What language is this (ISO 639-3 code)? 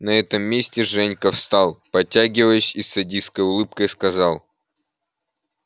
rus